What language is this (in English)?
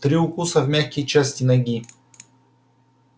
Russian